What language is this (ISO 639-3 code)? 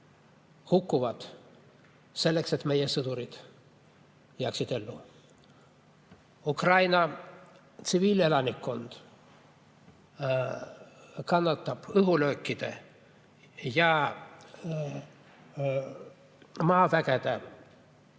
est